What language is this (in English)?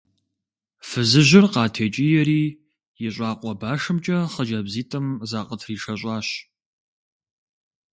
Kabardian